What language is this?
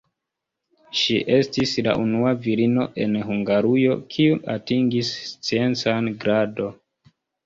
Esperanto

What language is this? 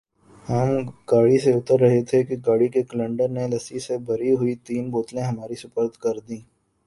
Urdu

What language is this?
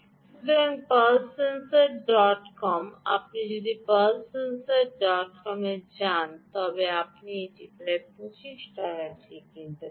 Bangla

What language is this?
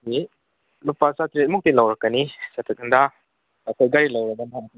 Manipuri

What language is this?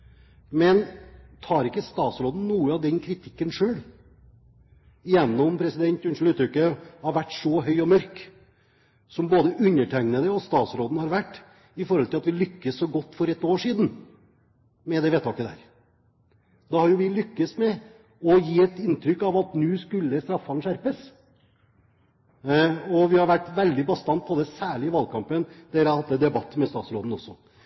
Norwegian Bokmål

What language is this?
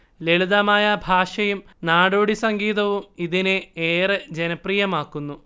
Malayalam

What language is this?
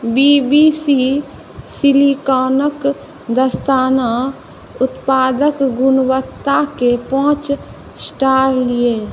Maithili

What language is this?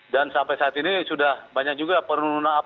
Indonesian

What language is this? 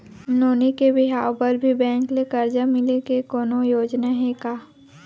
Chhattisgarhi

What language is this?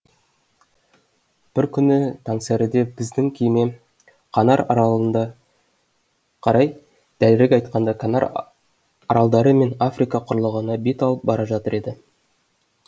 Kazakh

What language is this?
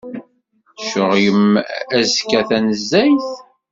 Kabyle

